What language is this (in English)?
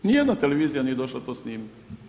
Croatian